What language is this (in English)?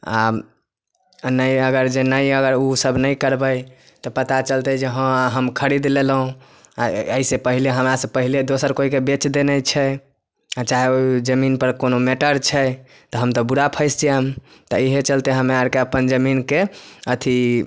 Maithili